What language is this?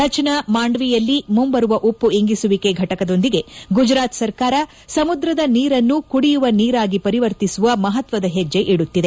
Kannada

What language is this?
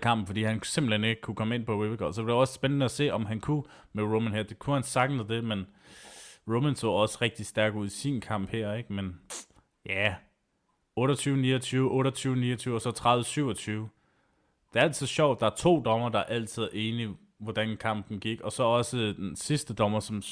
Danish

